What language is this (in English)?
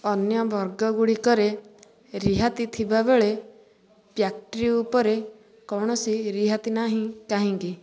Odia